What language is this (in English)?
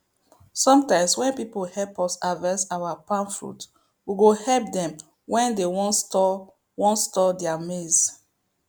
Nigerian Pidgin